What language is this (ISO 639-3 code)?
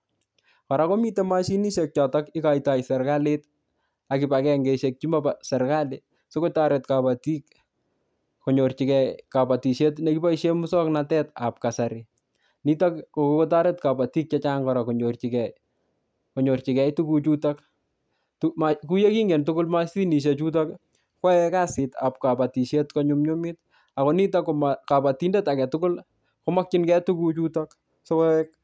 kln